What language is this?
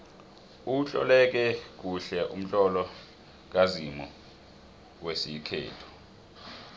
South Ndebele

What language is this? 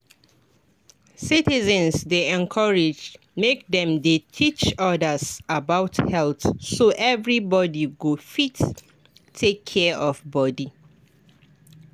Nigerian Pidgin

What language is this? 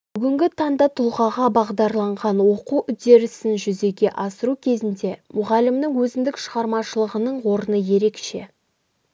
Kazakh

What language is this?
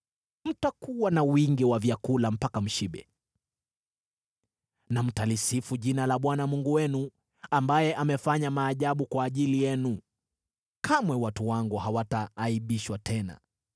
Swahili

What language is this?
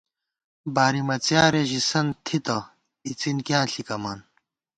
Gawar-Bati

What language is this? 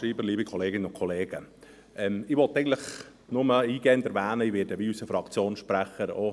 Swiss German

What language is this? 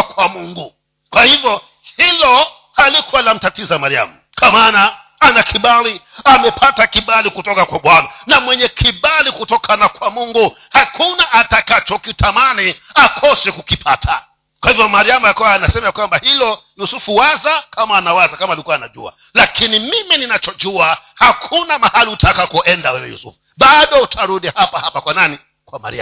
Swahili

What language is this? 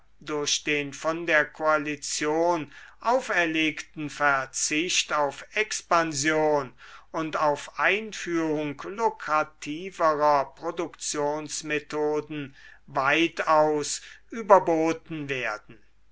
German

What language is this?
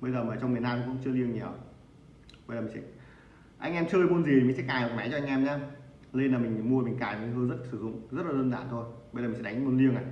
Vietnamese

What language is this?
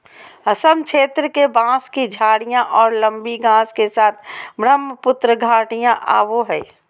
Magahi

